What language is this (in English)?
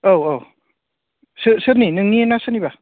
Bodo